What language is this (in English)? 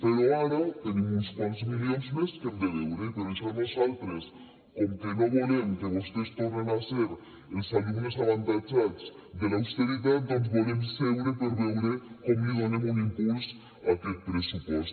Catalan